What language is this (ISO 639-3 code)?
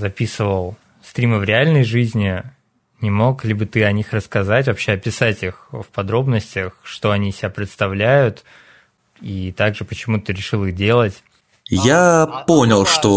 rus